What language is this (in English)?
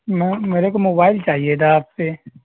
Urdu